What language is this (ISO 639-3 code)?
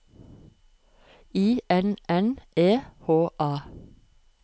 nor